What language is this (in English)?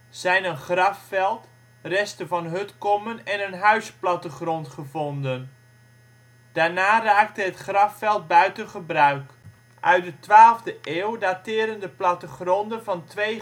Dutch